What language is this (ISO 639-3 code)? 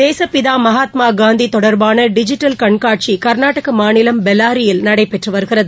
tam